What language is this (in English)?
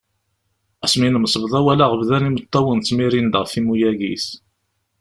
Kabyle